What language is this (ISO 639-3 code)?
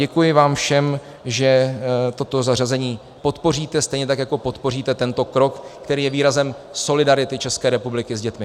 ces